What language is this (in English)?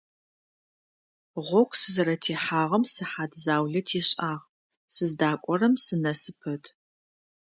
Adyghe